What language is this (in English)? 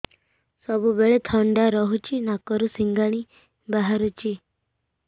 Odia